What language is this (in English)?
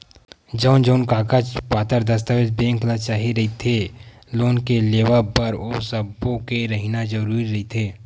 Chhattisgarhi